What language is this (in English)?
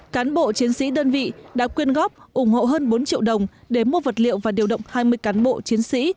Vietnamese